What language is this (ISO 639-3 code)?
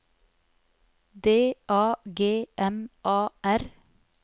nor